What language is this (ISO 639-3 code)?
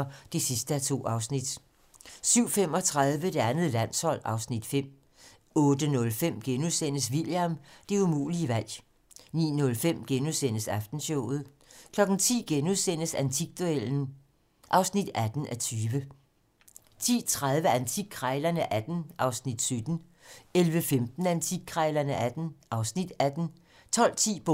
dan